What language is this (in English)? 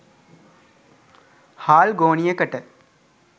Sinhala